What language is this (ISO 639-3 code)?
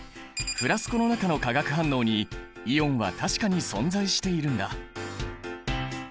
jpn